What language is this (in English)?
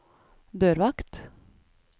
Norwegian